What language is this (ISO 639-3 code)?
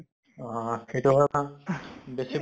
asm